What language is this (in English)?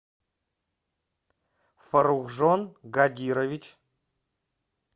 Russian